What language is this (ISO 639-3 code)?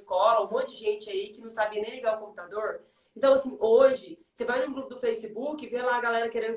por